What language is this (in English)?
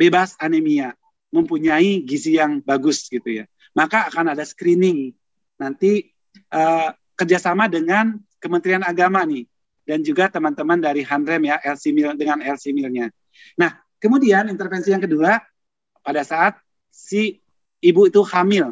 Indonesian